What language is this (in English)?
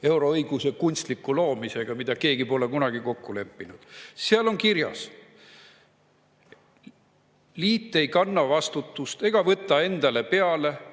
Estonian